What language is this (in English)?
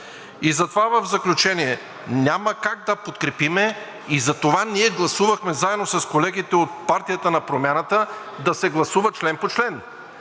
Bulgarian